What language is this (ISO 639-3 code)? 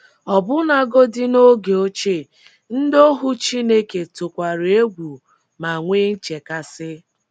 ibo